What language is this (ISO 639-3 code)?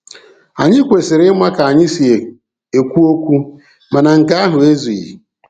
ibo